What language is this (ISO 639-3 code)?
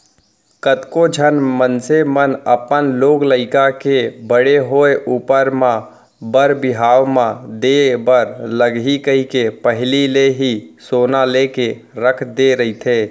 hne